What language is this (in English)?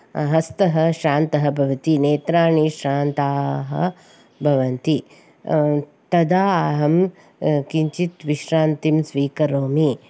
Sanskrit